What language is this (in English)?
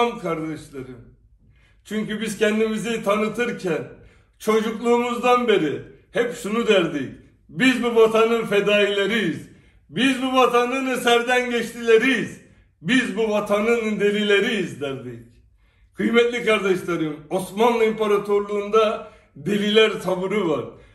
Turkish